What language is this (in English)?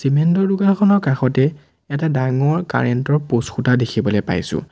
Assamese